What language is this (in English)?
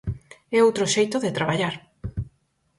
Galician